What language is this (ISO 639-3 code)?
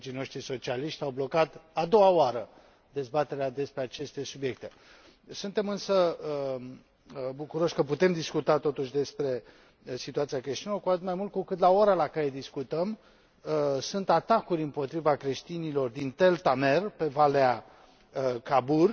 ron